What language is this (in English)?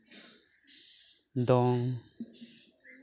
Santali